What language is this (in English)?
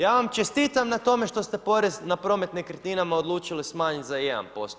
Croatian